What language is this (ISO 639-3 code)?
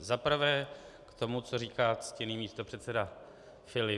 ces